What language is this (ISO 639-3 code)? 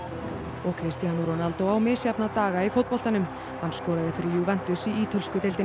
isl